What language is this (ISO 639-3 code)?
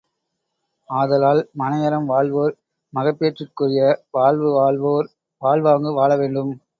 tam